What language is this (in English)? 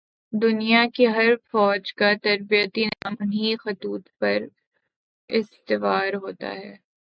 Urdu